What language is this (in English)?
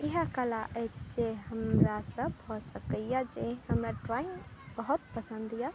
Maithili